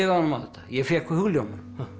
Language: Icelandic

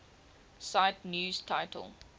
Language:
English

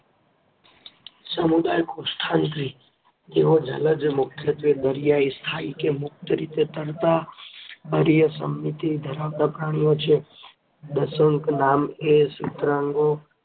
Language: Gujarati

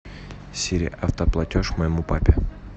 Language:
Russian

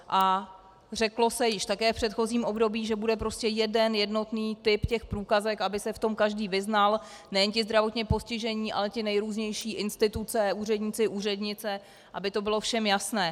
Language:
Czech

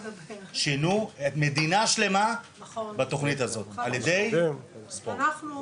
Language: Hebrew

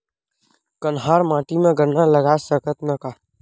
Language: Chhattisgarhi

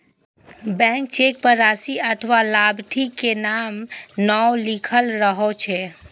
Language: Maithili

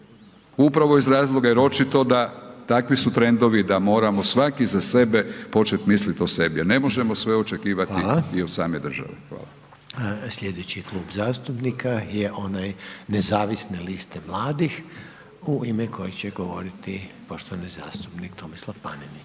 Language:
Croatian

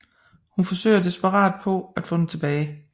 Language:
Danish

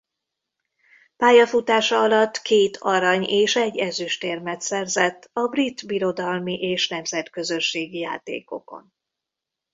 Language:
Hungarian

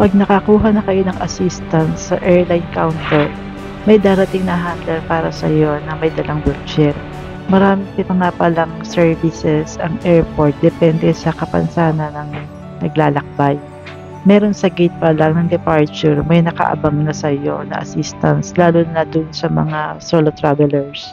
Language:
Filipino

